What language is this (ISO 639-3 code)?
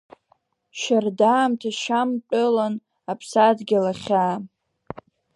abk